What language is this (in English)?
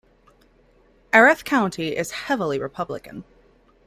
English